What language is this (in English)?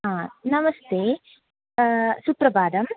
Sanskrit